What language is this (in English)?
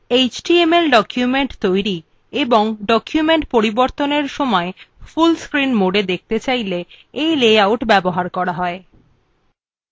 Bangla